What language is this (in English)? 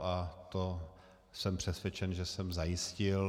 Czech